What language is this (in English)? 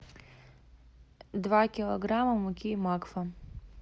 Russian